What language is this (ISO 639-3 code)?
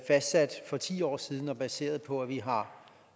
dan